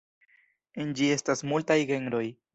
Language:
Esperanto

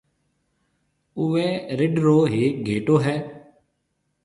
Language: Marwari (Pakistan)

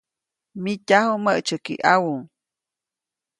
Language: Copainalá Zoque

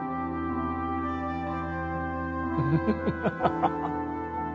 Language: Japanese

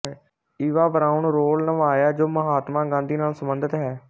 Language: Punjabi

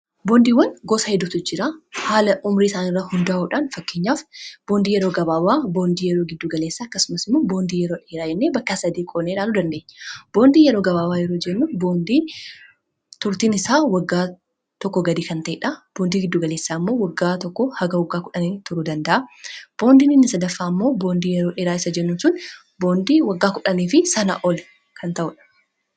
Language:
Oromo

